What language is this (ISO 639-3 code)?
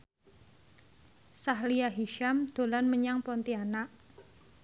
jav